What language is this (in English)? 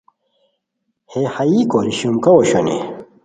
Khowar